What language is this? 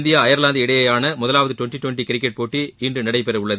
Tamil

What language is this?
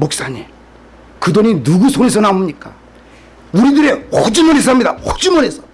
Korean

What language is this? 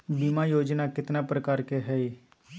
Magahi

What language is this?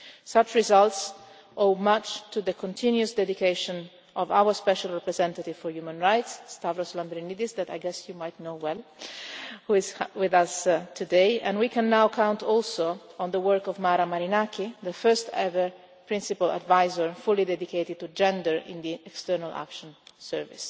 English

